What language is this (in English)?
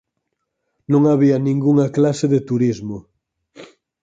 Galician